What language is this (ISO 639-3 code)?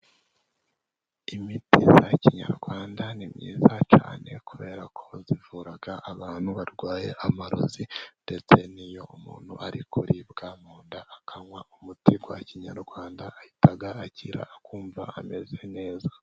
kin